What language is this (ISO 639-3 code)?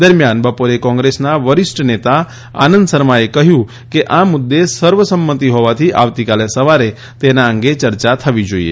guj